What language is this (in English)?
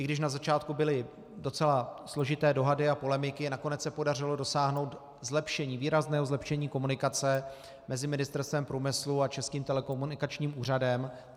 Czech